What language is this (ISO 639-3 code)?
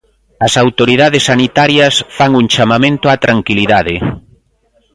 glg